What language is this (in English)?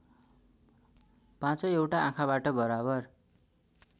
Nepali